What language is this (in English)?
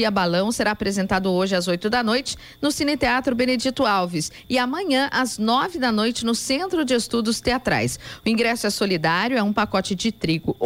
Portuguese